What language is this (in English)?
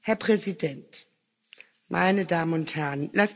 German